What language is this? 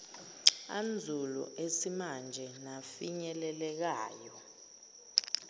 Zulu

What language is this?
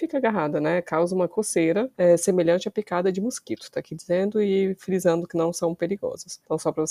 Portuguese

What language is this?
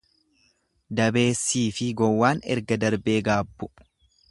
Oromo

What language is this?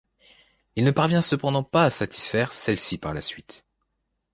French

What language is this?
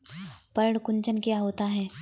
Hindi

